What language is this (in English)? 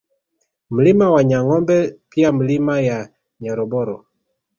Swahili